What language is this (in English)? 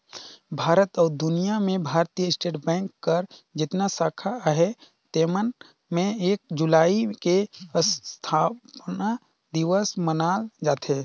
Chhattisgarhi